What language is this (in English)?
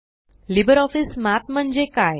Marathi